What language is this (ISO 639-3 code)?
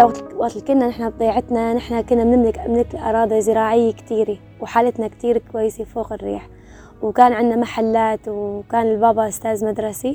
ara